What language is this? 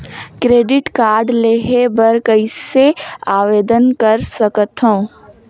Chhattisgarhi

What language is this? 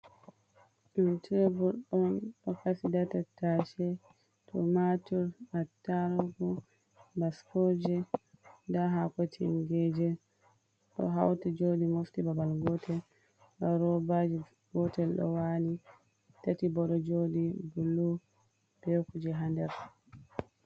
Fula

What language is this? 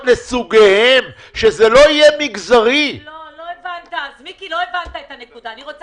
Hebrew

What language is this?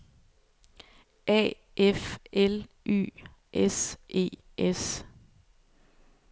Danish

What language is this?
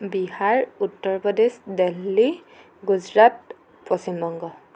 Assamese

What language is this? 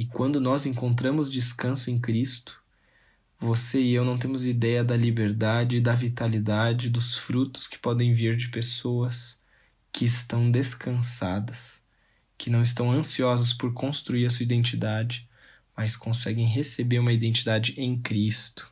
Portuguese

